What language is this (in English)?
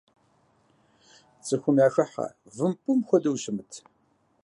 Kabardian